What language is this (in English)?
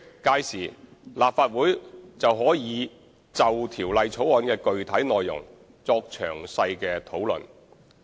Cantonese